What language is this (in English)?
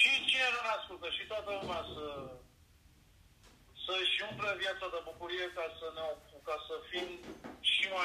Romanian